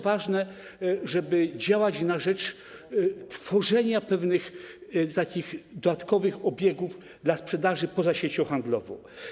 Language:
Polish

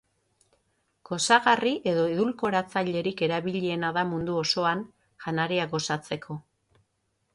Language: Basque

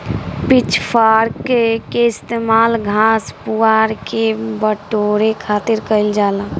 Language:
Bhojpuri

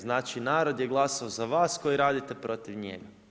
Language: Croatian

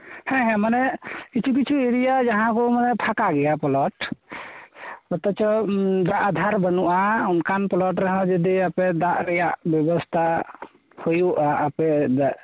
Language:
Santali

